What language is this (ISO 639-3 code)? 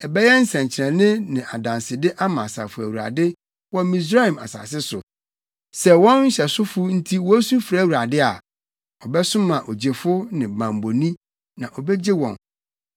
aka